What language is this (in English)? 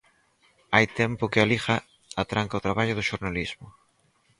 Galician